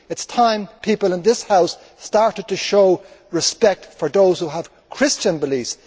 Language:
English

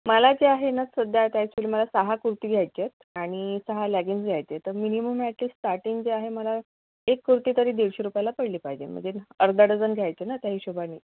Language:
Marathi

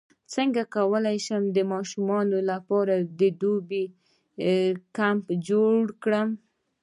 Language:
Pashto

